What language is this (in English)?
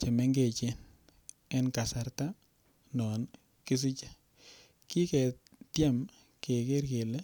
Kalenjin